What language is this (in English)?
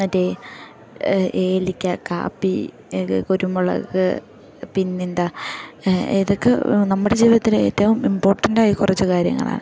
Malayalam